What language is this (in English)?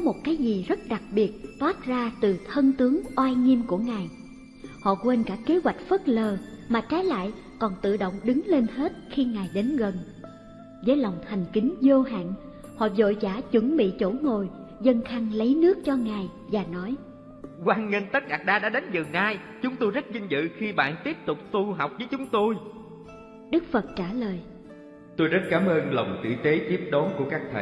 Vietnamese